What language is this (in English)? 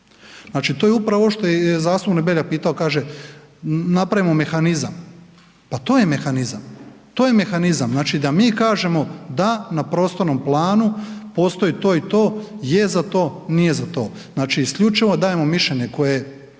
Croatian